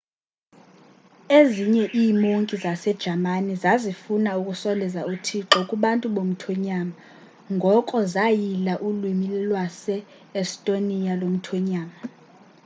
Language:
Xhosa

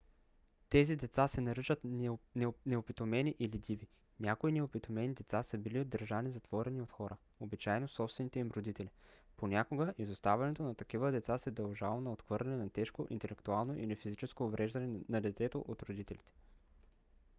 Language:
Bulgarian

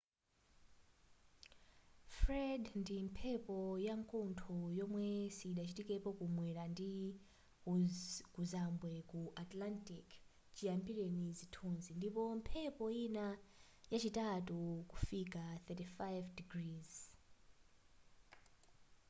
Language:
Nyanja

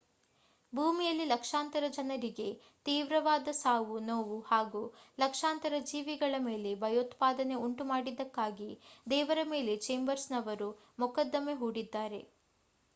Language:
Kannada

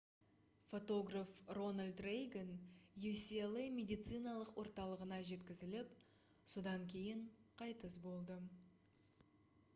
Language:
Kazakh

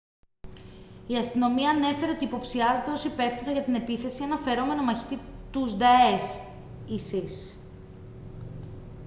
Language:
Greek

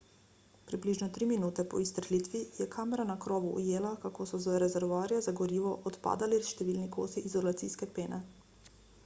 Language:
Slovenian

